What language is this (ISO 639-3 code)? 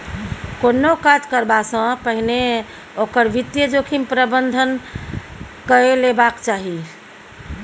mai